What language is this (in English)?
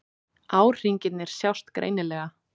Icelandic